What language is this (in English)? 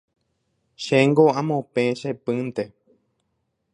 Guarani